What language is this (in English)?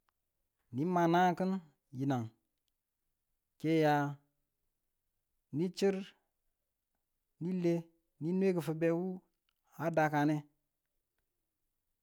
Tula